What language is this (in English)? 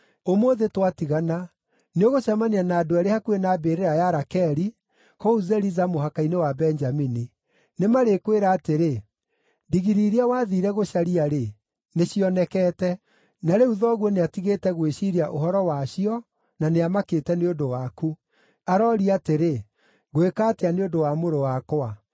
Kikuyu